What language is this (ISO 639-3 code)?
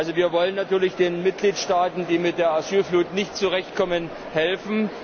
deu